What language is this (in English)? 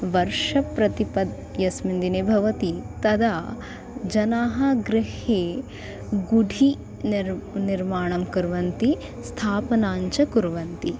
Sanskrit